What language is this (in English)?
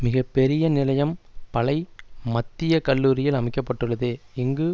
Tamil